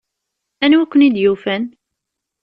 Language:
Kabyle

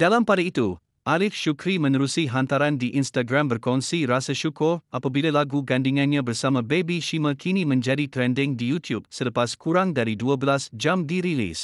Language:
Malay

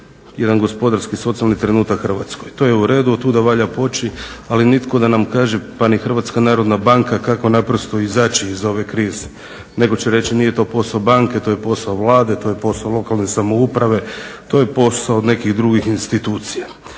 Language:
Croatian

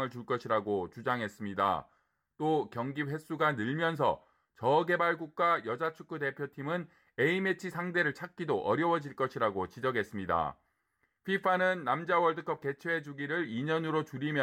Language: Korean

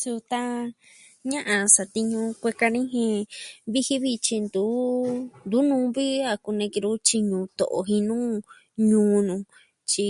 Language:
Southwestern Tlaxiaco Mixtec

